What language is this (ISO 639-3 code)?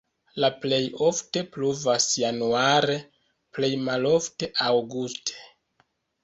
epo